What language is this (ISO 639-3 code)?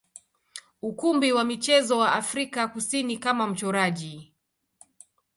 swa